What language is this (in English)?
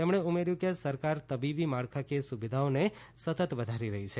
Gujarati